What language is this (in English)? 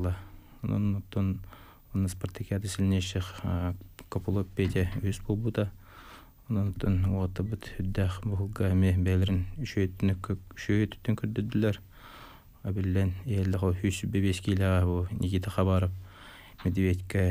Russian